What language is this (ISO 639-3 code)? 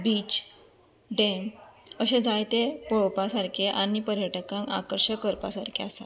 kok